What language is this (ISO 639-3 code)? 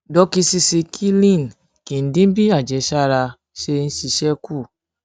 yor